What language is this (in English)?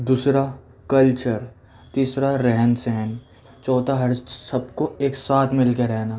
Urdu